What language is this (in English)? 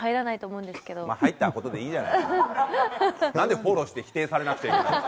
Japanese